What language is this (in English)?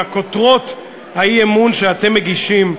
Hebrew